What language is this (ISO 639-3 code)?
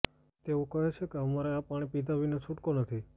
guj